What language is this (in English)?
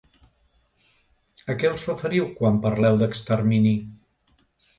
Catalan